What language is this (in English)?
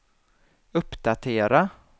Swedish